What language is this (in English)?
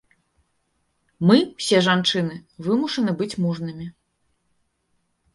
Belarusian